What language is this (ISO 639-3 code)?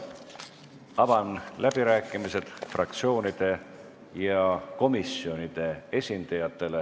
est